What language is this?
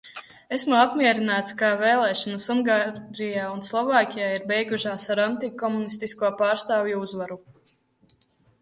Latvian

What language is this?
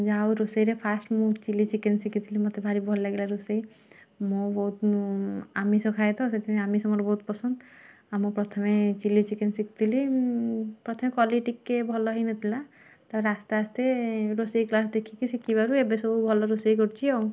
Odia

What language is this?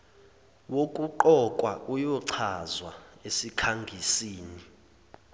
Zulu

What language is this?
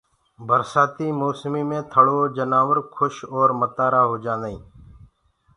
Gurgula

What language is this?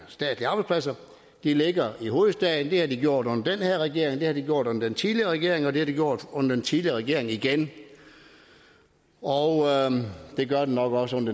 Danish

